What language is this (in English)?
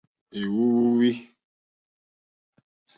Mokpwe